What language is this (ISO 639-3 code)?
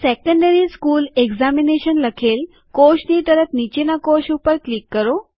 guj